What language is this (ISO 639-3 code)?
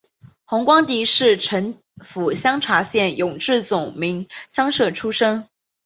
zho